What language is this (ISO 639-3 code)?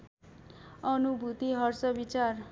nep